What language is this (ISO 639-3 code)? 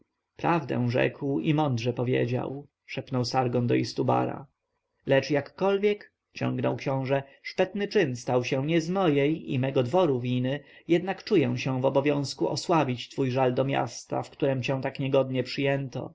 pol